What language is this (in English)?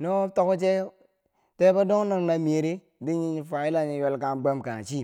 Bangwinji